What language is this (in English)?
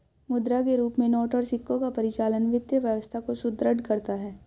Hindi